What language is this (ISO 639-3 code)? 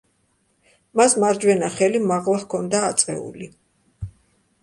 kat